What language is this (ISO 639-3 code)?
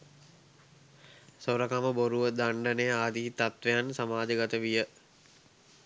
sin